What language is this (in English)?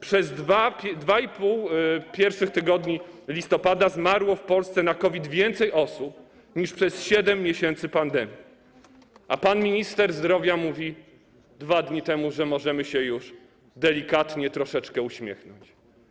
Polish